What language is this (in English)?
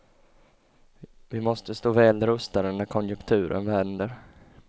Swedish